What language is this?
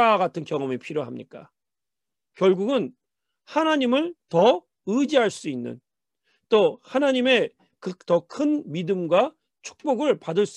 Korean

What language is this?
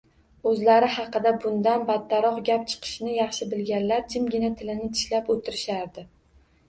Uzbek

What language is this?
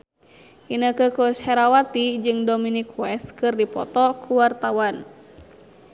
Sundanese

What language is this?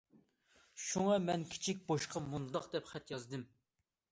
Uyghur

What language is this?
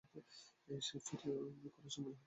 Bangla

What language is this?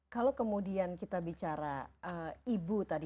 Indonesian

